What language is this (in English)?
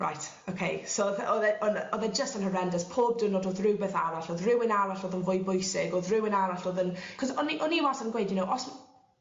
Welsh